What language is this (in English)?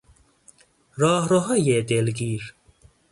Persian